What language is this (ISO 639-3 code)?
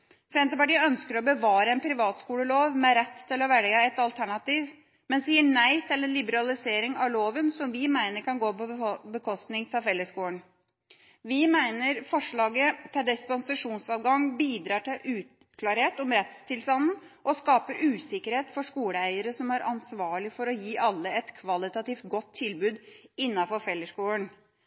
nob